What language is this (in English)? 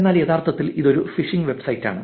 Malayalam